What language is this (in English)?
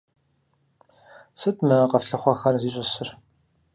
Kabardian